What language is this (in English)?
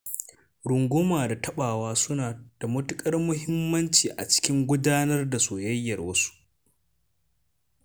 Hausa